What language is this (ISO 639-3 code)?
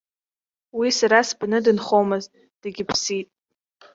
abk